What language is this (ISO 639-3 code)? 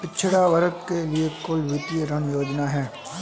hin